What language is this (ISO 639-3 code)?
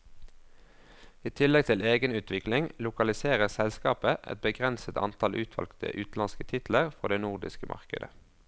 nor